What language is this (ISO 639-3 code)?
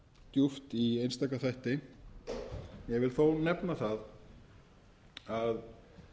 isl